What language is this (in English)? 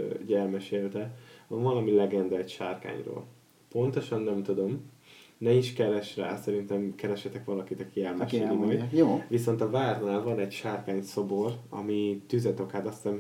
Hungarian